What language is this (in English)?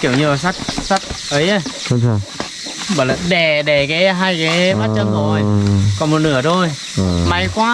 Vietnamese